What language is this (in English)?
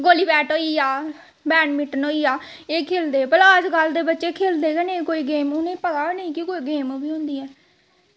Dogri